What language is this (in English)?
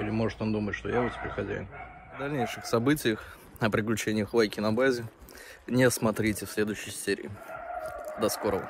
Russian